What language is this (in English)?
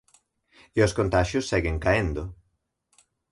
Galician